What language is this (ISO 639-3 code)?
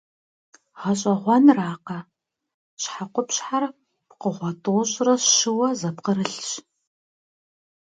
kbd